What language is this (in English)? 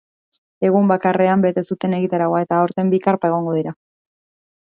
Basque